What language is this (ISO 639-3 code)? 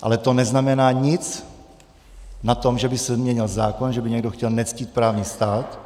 ces